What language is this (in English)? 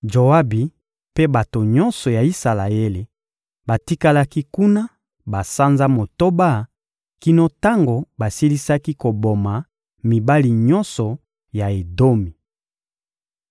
Lingala